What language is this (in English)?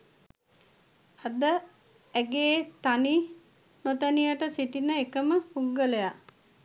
Sinhala